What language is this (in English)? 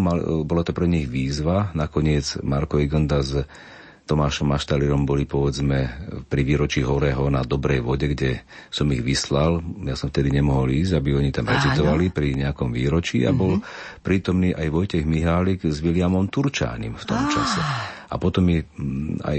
Slovak